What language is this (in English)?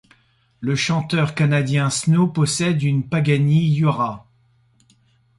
French